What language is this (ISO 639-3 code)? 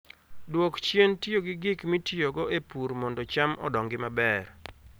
luo